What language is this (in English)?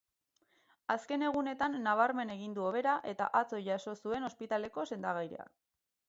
Basque